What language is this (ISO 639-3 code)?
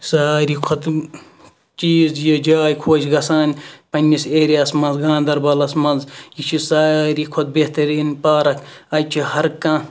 kas